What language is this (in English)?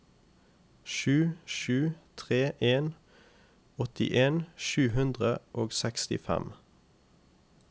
Norwegian